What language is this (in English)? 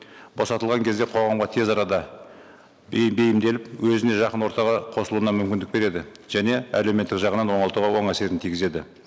Kazakh